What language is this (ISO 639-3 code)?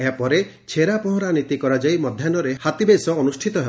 ori